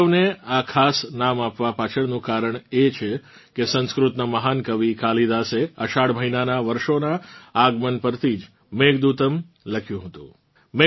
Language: Gujarati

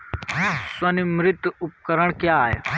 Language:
Hindi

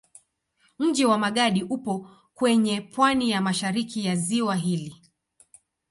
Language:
Swahili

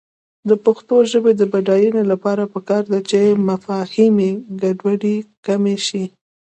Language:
Pashto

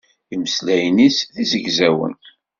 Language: Kabyle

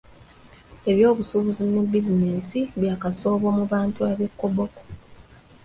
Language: Ganda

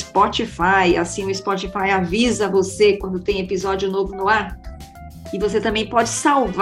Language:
Portuguese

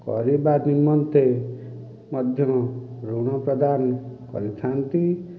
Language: Odia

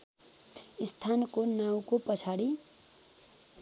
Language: Nepali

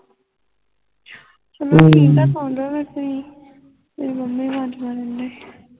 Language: Punjabi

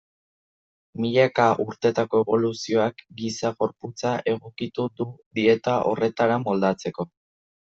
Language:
Basque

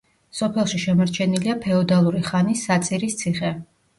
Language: Georgian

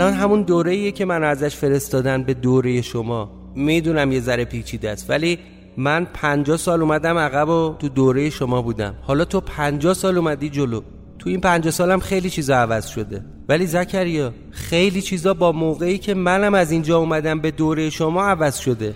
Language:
Persian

